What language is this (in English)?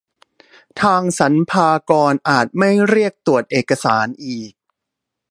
Thai